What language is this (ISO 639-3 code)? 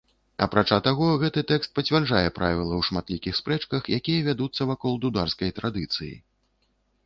bel